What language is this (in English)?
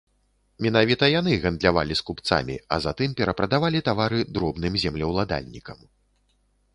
Belarusian